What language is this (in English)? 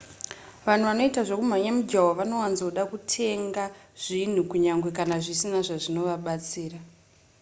Shona